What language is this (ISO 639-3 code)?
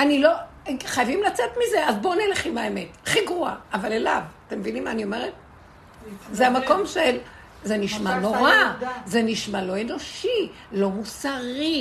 heb